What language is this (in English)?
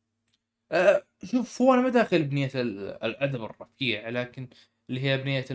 Arabic